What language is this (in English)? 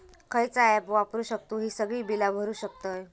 Marathi